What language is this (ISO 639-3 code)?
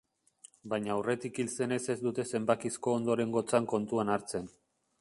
eus